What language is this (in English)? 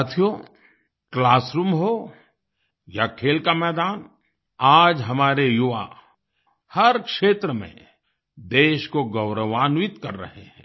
Hindi